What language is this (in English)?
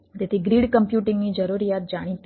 Gujarati